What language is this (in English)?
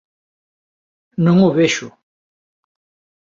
Galician